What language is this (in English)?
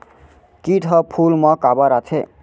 Chhattisgarhi